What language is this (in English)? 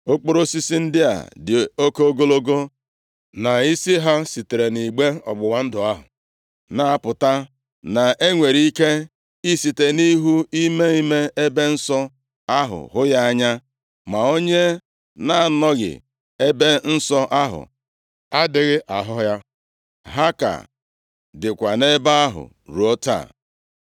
Igbo